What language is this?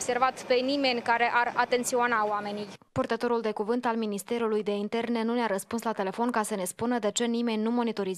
Romanian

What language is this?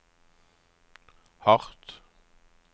Norwegian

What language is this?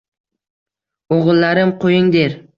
Uzbek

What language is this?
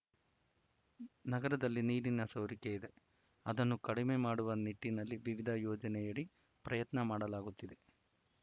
Kannada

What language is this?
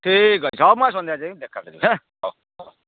Odia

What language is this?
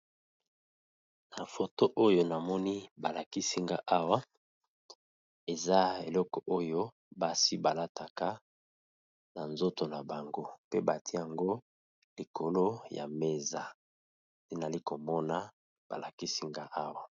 Lingala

